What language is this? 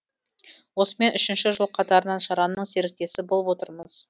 Kazakh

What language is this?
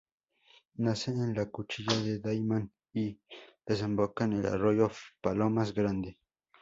Spanish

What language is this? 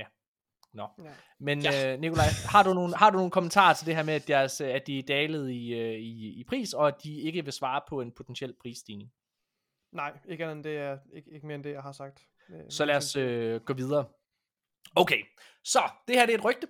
Danish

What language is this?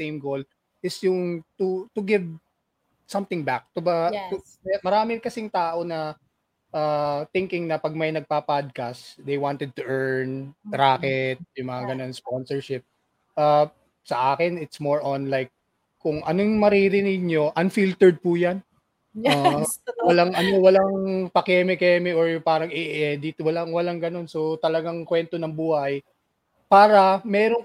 Filipino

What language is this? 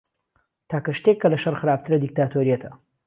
Central Kurdish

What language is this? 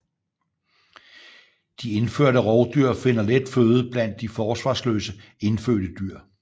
Danish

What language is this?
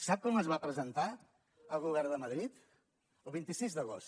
Catalan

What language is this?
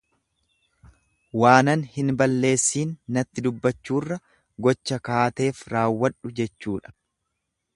Oromo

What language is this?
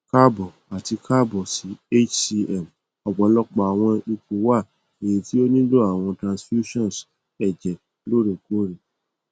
Yoruba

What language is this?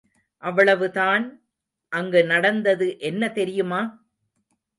Tamil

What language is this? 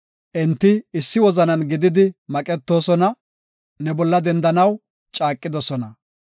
Gofa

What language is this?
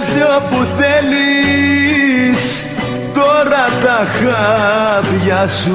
Greek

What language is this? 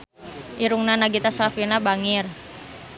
Sundanese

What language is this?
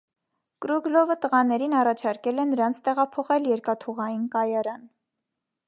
Armenian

